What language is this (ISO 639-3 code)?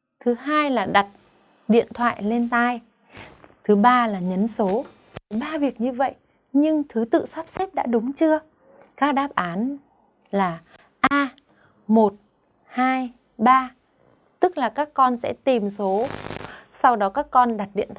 vie